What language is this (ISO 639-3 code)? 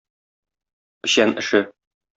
tat